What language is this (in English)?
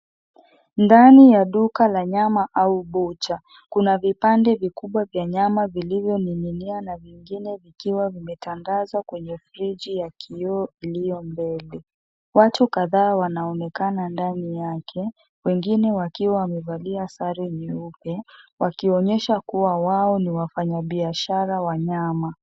Swahili